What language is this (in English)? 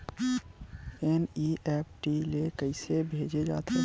Chhattisgarhi